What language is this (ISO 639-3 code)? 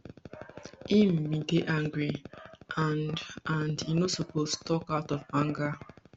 pcm